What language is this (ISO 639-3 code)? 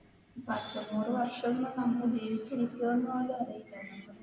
mal